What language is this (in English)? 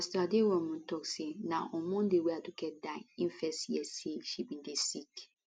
Nigerian Pidgin